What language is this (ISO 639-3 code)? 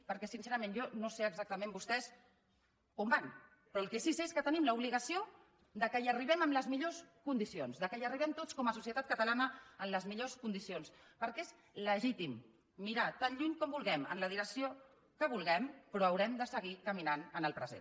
cat